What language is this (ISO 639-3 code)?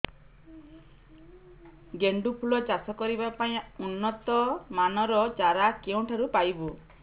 ori